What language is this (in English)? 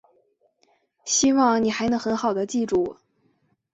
Chinese